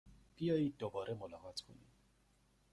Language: Persian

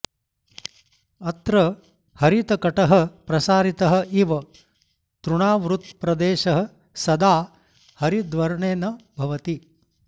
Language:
Sanskrit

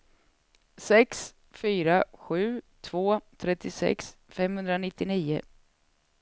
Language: Swedish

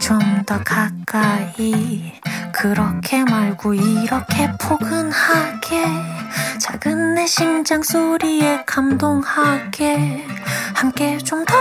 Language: Korean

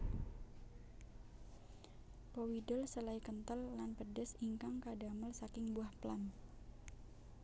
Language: Javanese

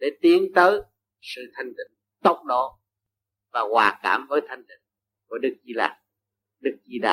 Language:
Vietnamese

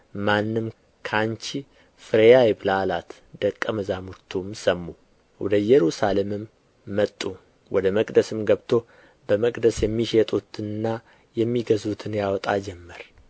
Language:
Amharic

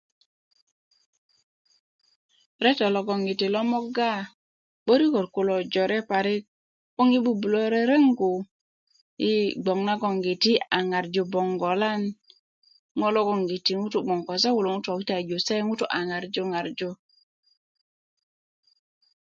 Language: Kuku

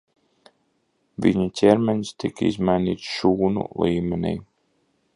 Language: Latvian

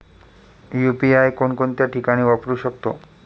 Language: Marathi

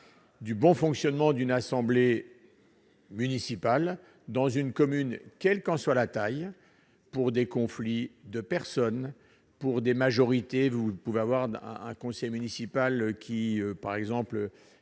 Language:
French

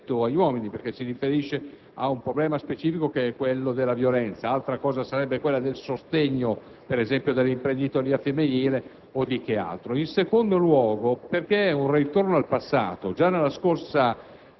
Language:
Italian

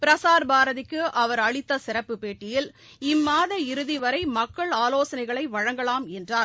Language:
Tamil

